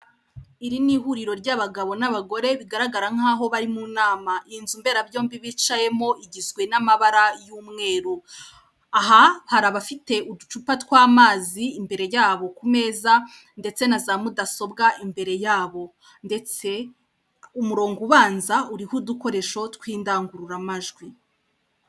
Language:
Kinyarwanda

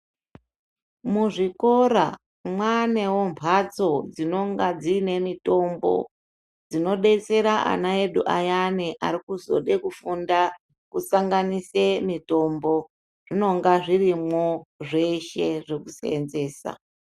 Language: Ndau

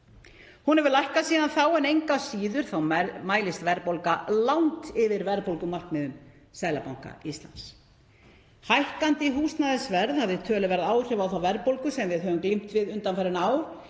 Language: Icelandic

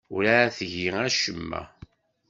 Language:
Kabyle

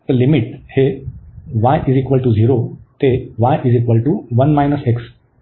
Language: Marathi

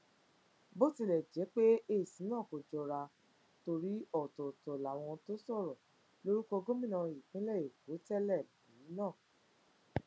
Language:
Yoruba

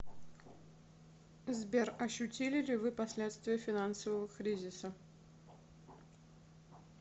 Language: Russian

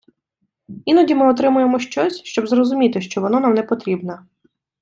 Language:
Ukrainian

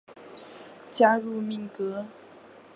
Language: Chinese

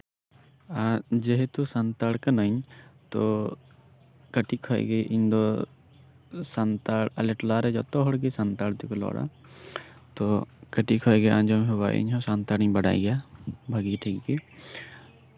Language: Santali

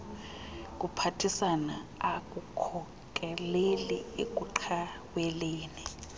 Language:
Xhosa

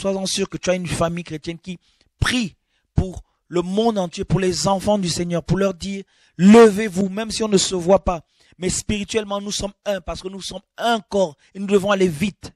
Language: French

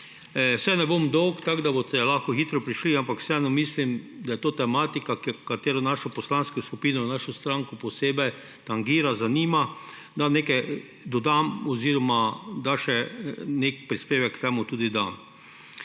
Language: Slovenian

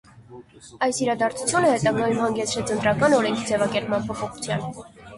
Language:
Armenian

